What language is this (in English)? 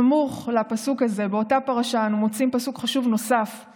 Hebrew